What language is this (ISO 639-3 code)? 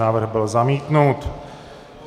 ces